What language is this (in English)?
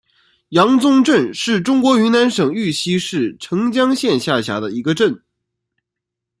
Chinese